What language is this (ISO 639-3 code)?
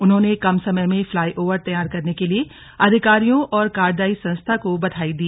hin